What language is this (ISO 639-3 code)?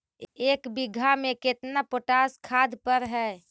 mag